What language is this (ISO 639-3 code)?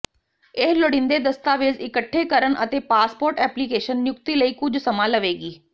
pan